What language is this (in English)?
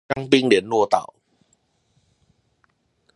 Chinese